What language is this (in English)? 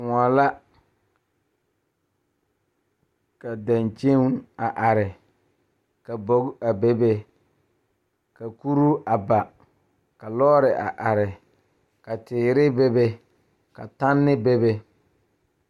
Southern Dagaare